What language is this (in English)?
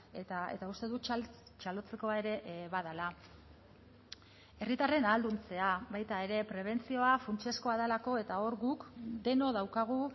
Basque